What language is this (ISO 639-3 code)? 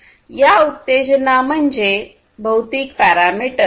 mar